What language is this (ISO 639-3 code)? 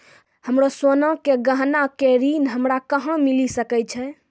mai